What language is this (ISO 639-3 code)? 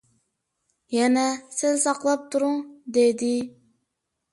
uig